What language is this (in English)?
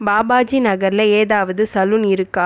Tamil